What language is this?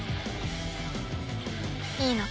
Japanese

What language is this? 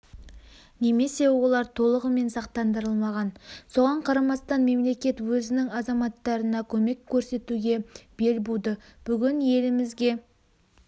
Kazakh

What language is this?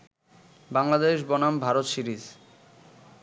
Bangla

